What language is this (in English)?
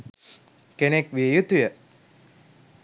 Sinhala